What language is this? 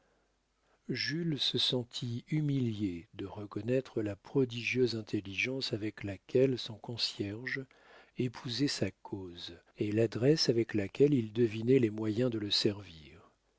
French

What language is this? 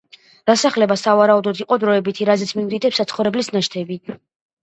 Georgian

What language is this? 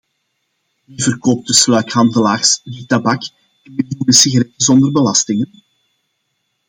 Dutch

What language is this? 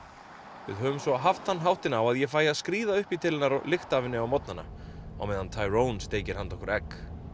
Icelandic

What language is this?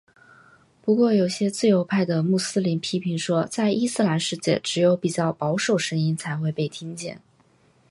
Chinese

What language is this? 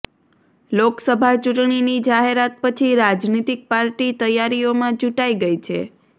Gujarati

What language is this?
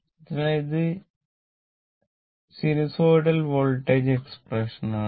Malayalam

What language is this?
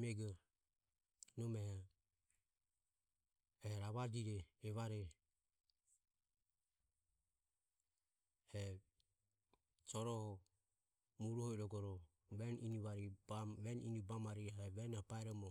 Ömie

